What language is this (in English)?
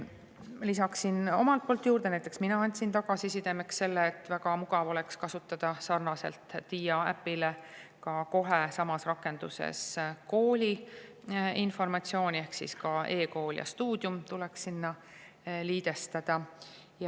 Estonian